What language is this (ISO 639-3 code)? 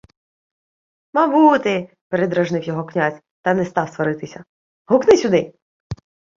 ukr